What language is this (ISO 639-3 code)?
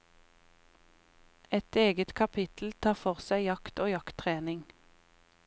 nor